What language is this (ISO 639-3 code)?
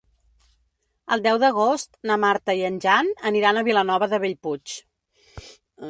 cat